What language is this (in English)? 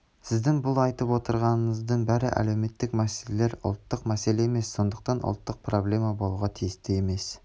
Kazakh